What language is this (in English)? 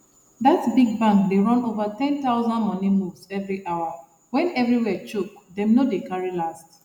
Nigerian Pidgin